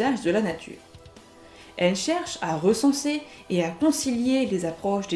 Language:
French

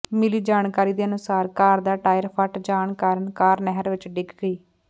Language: Punjabi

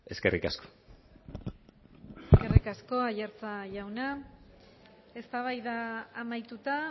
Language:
Basque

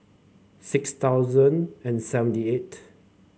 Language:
English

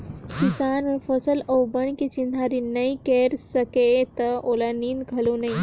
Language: Chhattisgarhi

